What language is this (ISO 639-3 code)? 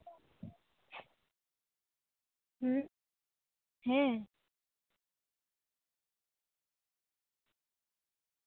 sat